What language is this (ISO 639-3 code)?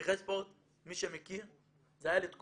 heb